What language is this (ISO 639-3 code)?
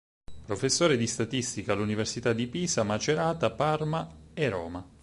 ita